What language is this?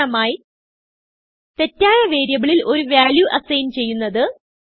Malayalam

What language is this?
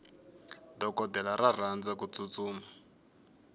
Tsonga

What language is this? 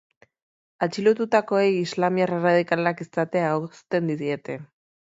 Basque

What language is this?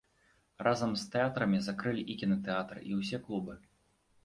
Belarusian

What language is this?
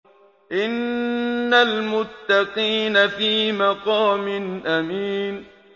Arabic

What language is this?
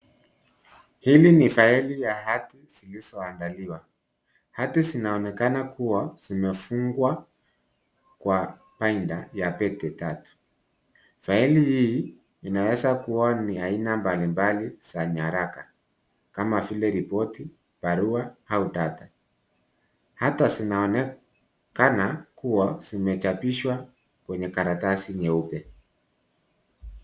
Swahili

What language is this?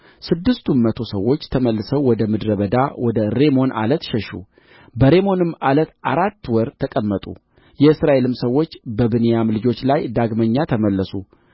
Amharic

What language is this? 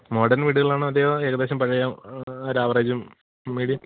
Malayalam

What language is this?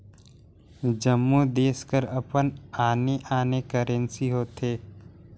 Chhattisgarhi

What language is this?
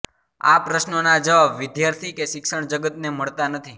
Gujarati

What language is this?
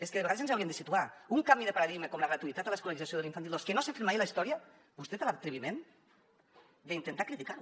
Catalan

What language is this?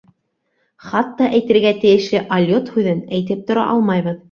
Bashkir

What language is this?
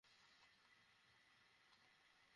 Bangla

